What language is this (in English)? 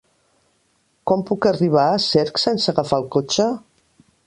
Catalan